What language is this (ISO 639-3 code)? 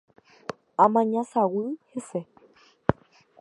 grn